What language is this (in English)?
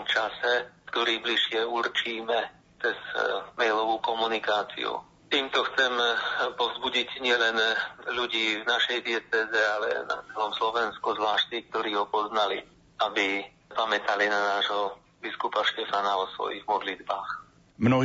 Slovak